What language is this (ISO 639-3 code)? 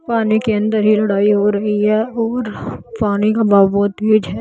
hin